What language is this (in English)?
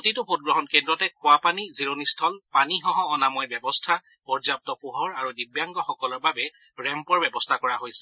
Assamese